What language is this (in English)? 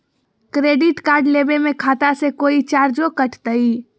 Magahi